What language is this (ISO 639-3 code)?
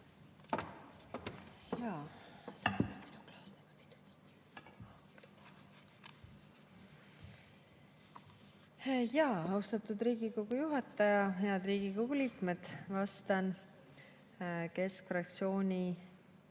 est